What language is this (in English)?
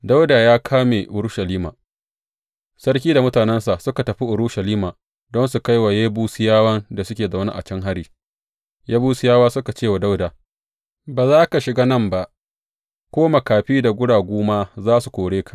Hausa